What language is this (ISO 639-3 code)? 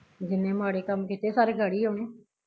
pan